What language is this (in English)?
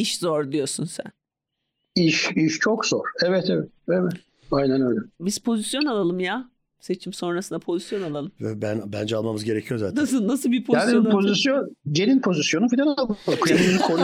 Turkish